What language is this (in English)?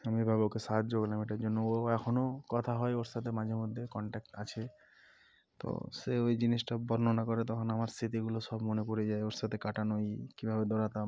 Bangla